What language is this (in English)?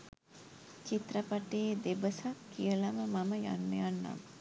Sinhala